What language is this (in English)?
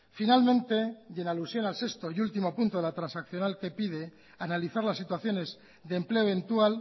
Spanish